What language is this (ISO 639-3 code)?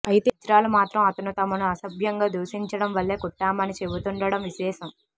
tel